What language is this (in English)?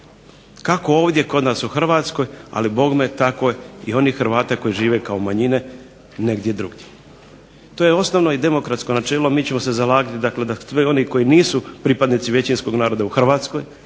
Croatian